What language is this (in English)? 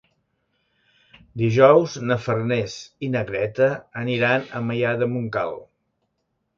Catalan